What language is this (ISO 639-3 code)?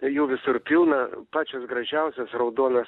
lit